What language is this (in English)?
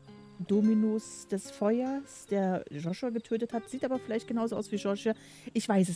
German